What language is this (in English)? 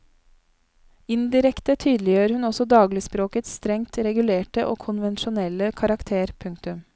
Norwegian